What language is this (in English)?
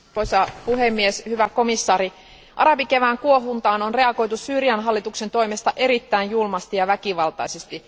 Finnish